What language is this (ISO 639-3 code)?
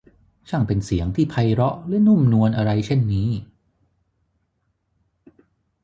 tha